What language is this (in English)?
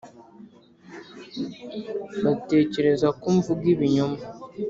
Kinyarwanda